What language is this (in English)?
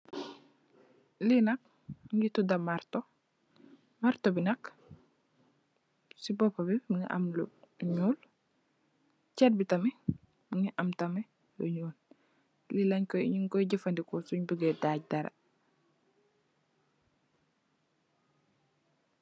Wolof